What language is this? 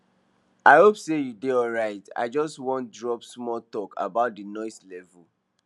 Nigerian Pidgin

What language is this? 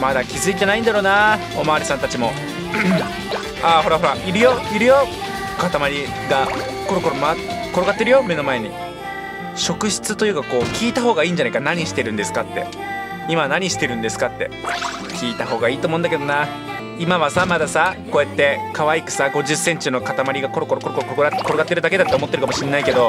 Japanese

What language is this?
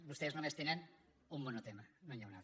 Catalan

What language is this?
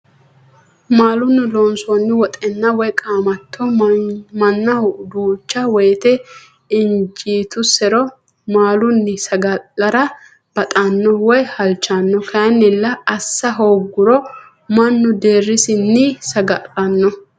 Sidamo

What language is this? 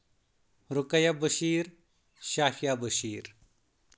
Kashmiri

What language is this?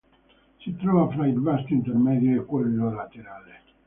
Italian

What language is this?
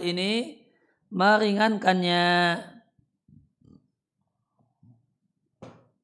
Indonesian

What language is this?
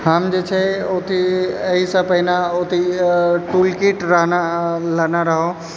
Maithili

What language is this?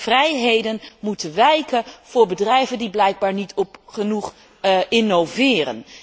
Dutch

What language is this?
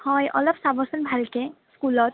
Assamese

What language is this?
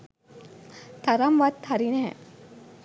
Sinhala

